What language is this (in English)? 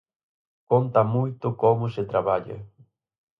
Galician